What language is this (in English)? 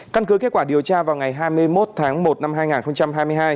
Vietnamese